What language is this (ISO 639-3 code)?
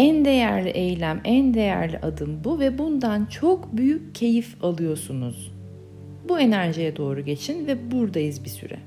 tur